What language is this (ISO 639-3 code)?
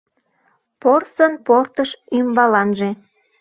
chm